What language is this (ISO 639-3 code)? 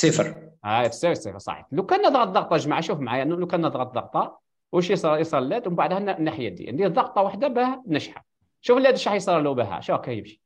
ara